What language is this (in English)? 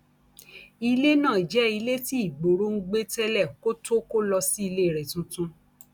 Yoruba